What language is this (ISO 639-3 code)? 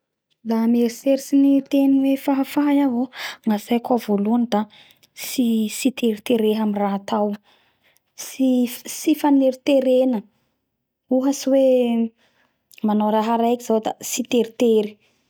bhr